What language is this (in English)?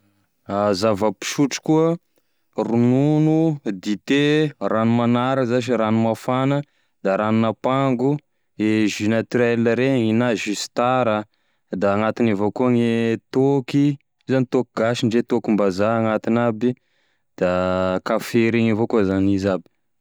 Tesaka Malagasy